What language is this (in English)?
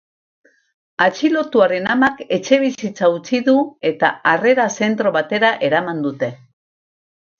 Basque